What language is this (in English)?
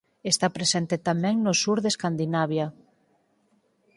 Galician